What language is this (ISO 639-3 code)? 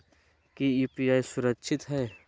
mag